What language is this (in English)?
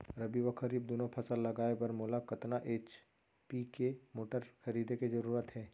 Chhattisgarhi